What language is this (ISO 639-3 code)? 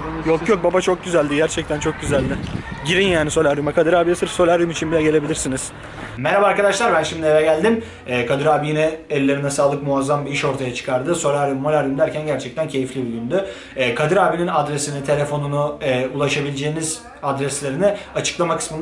tur